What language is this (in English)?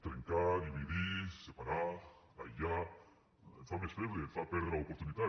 Catalan